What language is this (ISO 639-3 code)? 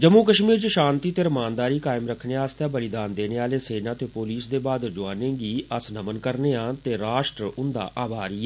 doi